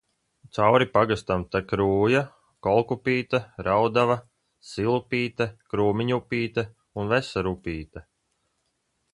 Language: Latvian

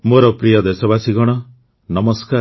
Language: Odia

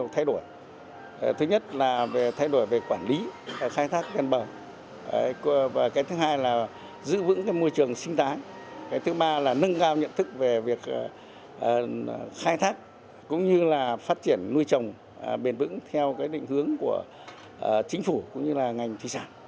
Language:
Vietnamese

